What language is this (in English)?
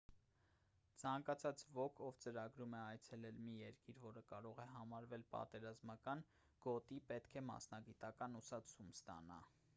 Armenian